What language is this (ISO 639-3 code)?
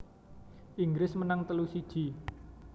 jav